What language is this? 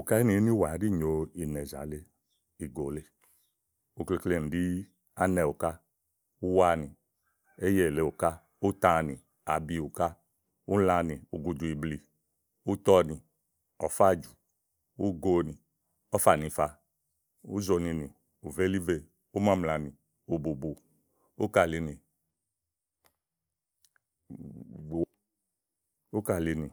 Igo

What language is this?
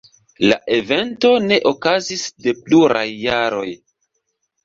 Esperanto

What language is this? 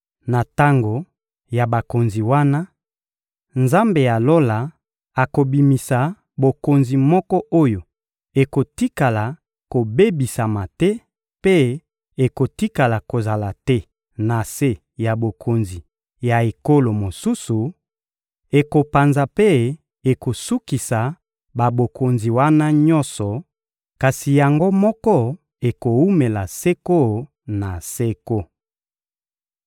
Lingala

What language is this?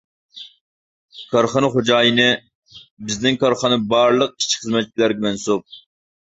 Uyghur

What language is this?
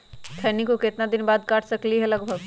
Magahi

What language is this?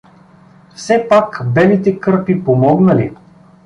Bulgarian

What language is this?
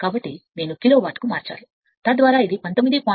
Telugu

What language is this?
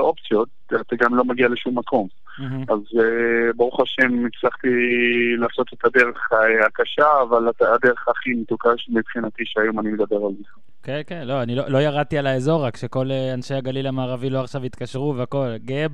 Hebrew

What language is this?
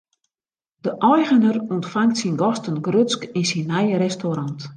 Western Frisian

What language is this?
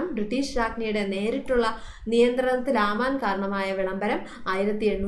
Turkish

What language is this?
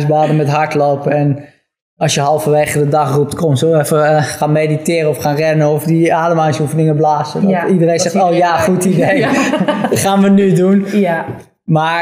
Dutch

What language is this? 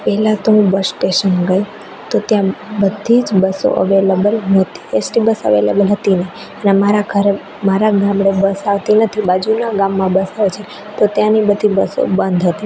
Gujarati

